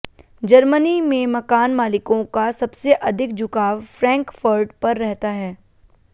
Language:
Hindi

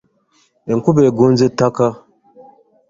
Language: Ganda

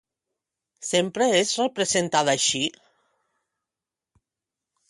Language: Catalan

